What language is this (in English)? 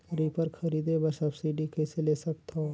Chhattisgarhi